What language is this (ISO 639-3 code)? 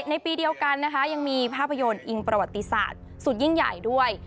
tha